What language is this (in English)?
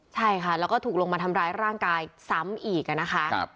Thai